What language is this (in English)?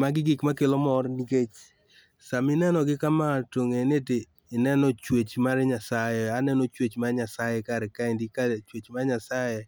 Luo (Kenya and Tanzania)